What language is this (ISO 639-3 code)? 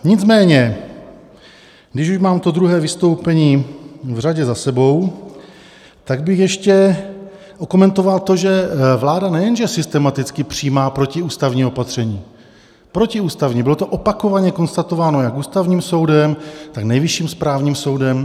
ces